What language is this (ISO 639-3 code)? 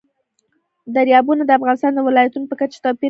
pus